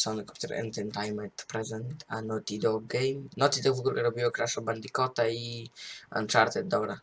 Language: Polish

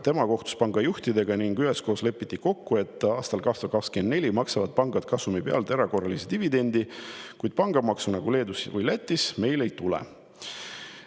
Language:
Estonian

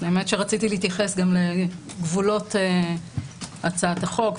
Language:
Hebrew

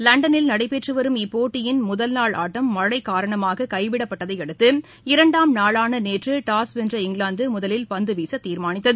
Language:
Tamil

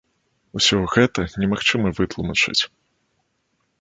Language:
Belarusian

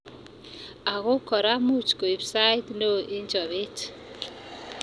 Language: Kalenjin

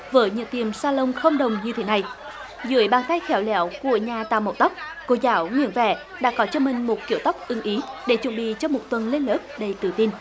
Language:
Vietnamese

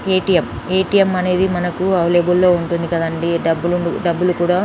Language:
Telugu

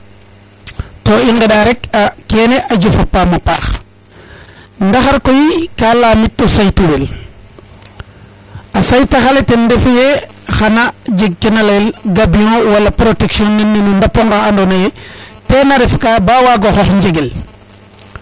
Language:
Serer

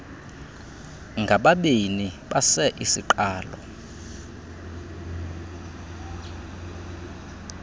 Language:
Xhosa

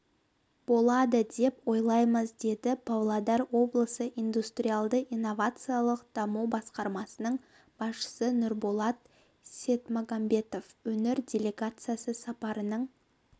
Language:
Kazakh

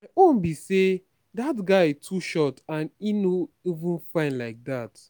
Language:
Nigerian Pidgin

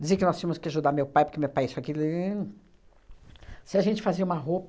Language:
Portuguese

